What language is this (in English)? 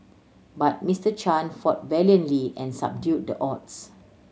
English